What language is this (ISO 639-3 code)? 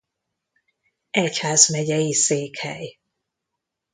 hun